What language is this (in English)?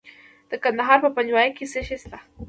Pashto